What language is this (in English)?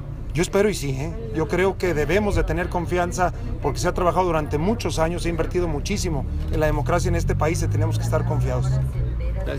Spanish